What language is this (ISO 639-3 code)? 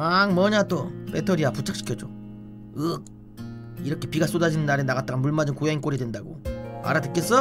kor